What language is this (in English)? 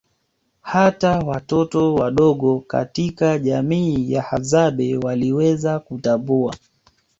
Swahili